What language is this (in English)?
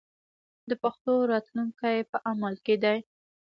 Pashto